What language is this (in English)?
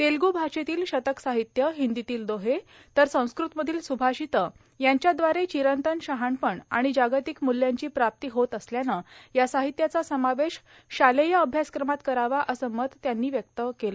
Marathi